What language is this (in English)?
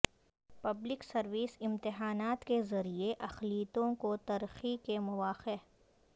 Urdu